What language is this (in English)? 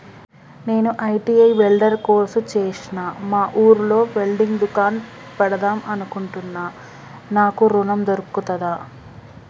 Telugu